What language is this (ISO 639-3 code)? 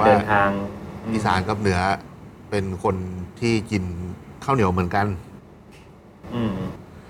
tha